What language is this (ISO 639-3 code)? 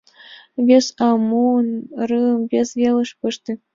chm